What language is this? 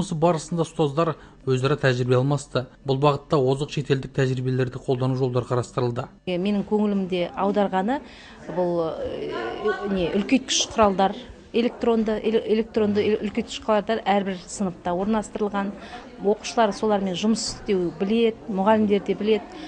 Turkish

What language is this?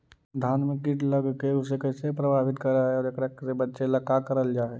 Magahi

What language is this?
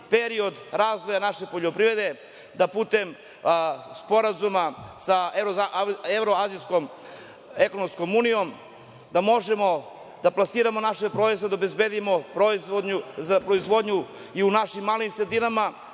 Serbian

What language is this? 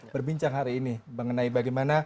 Indonesian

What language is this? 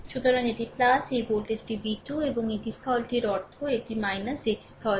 Bangla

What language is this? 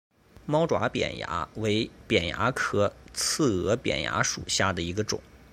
Chinese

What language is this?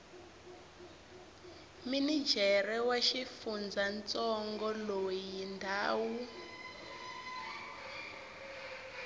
Tsonga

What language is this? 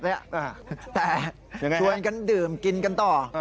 Thai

